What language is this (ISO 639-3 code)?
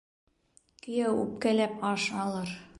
bak